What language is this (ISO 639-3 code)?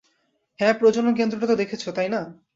ben